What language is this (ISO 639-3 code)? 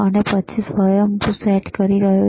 guj